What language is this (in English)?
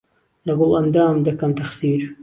Central Kurdish